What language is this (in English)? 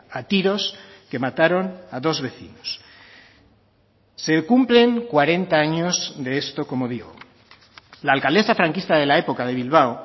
Spanish